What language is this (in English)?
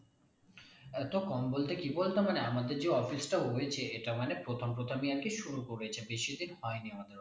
Bangla